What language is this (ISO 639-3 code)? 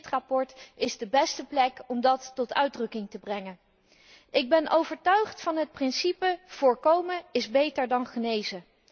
nld